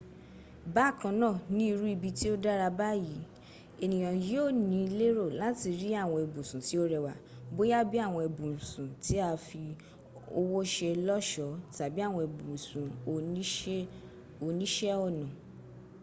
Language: Yoruba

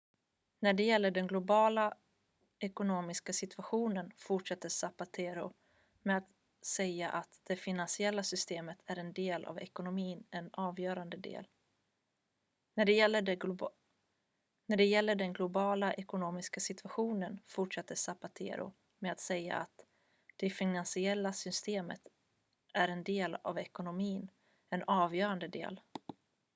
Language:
Swedish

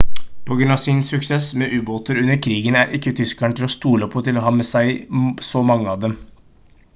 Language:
Norwegian Bokmål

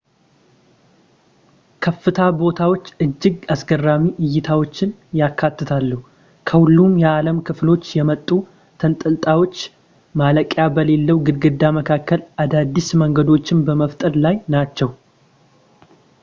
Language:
Amharic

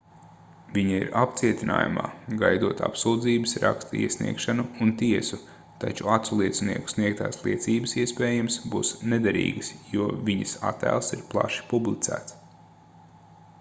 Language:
Latvian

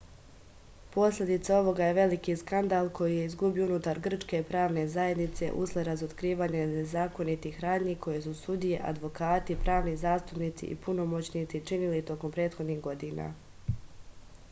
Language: Serbian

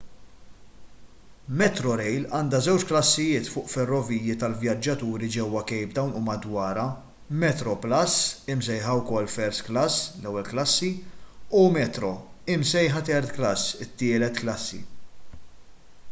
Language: Maltese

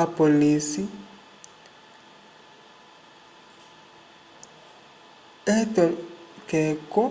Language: Umbundu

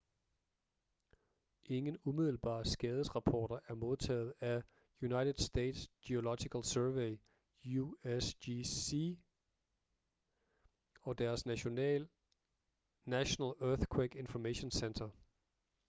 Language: Danish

